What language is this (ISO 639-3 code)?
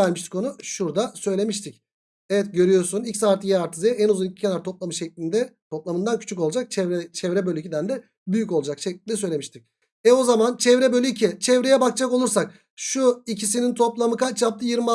tur